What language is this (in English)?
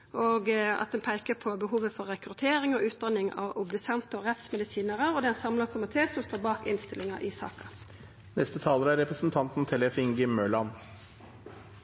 Norwegian Nynorsk